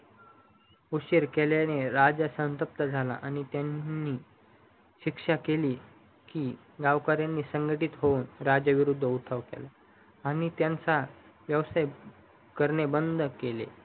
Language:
Marathi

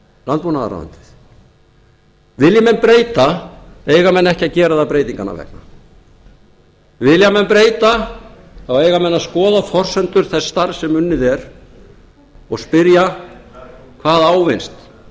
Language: Icelandic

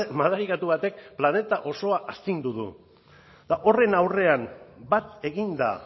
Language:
Basque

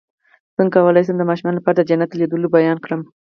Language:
Pashto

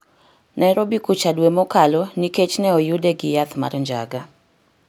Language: Luo (Kenya and Tanzania)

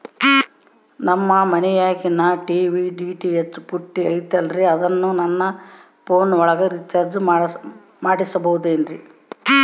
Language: Kannada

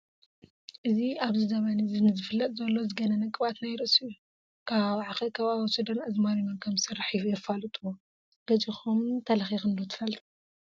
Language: Tigrinya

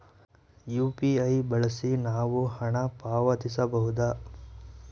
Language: Kannada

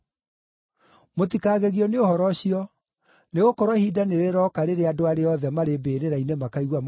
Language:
Kikuyu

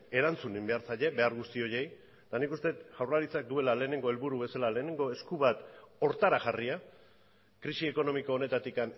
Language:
Basque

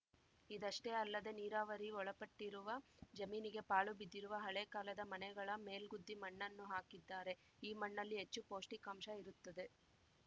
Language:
Kannada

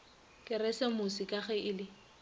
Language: Northern Sotho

